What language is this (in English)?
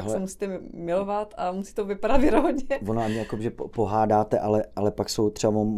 Czech